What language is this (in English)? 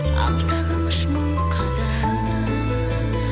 Kazakh